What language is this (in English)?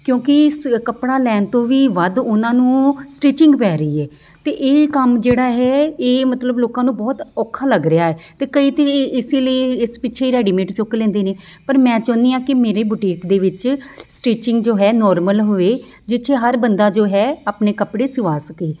Punjabi